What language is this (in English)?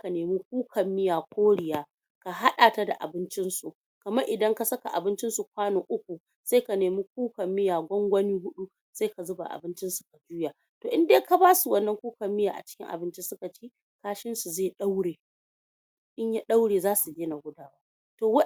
Hausa